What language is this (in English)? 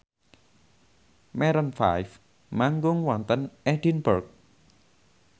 Javanese